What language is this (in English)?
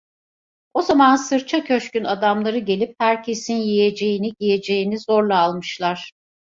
Turkish